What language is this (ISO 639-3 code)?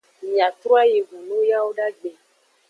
ajg